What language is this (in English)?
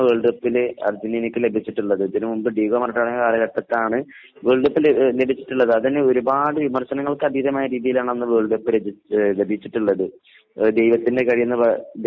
Malayalam